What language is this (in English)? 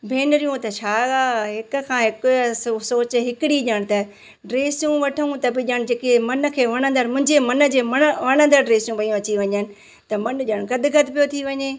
Sindhi